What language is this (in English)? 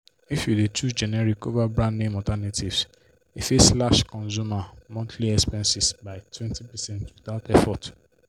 Nigerian Pidgin